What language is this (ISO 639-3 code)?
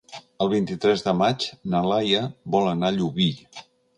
cat